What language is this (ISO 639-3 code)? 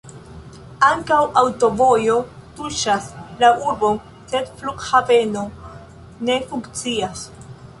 epo